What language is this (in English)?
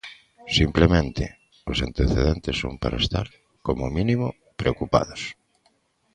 Galician